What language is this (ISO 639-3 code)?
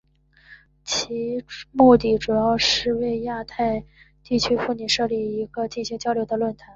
zho